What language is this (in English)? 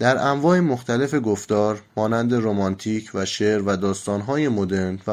Persian